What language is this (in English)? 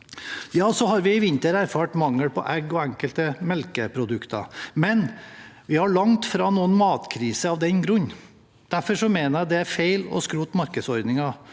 Norwegian